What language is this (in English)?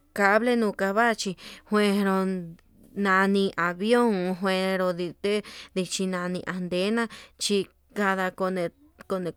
Yutanduchi Mixtec